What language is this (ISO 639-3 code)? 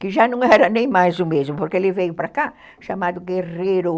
por